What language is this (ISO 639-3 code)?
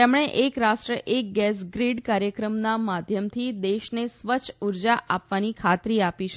guj